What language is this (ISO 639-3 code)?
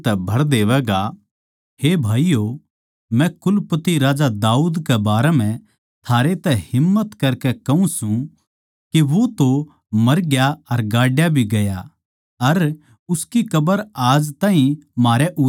bgc